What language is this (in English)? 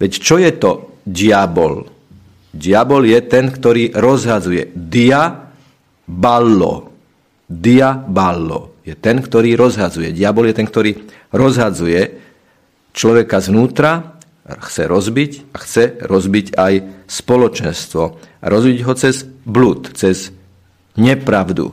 Slovak